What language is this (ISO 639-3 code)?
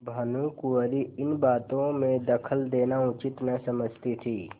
hin